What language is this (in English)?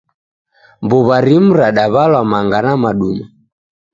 Taita